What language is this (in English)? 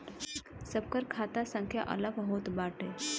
Bhojpuri